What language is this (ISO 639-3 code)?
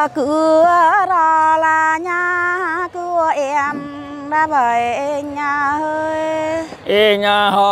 vie